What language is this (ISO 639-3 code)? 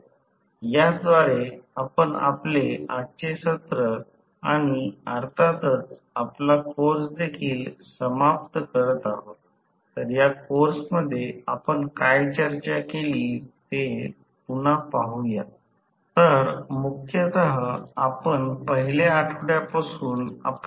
mar